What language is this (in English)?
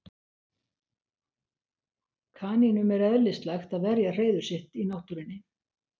Icelandic